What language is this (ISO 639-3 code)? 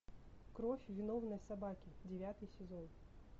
rus